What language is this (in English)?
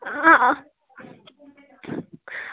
Dogri